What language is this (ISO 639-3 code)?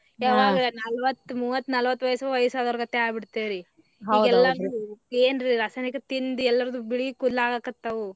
kan